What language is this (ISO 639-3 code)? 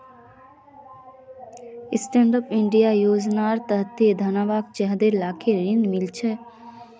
mag